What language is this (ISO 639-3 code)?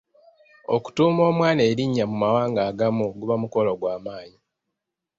lug